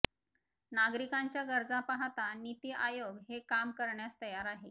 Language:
Marathi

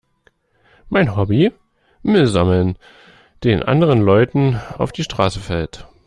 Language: German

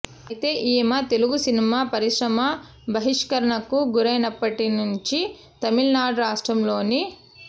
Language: Telugu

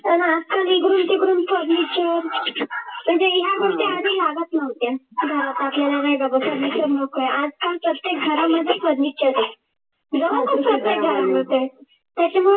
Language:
Marathi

